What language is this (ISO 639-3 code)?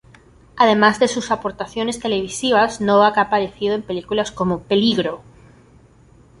spa